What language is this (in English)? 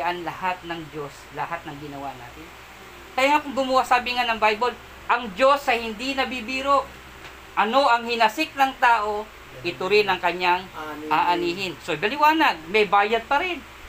Filipino